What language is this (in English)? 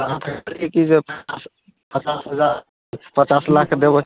Maithili